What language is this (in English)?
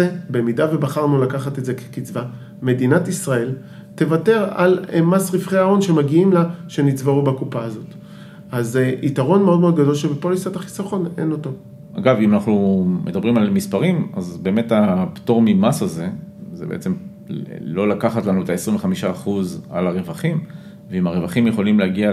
Hebrew